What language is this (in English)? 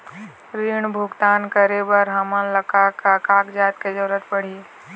Chhattisgarhi